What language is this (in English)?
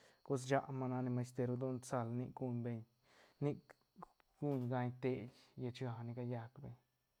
Santa Catarina Albarradas Zapotec